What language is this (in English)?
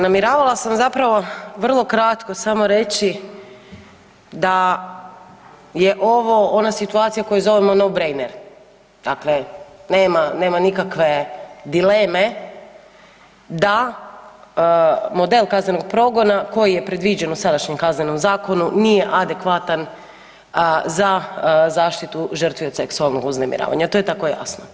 Croatian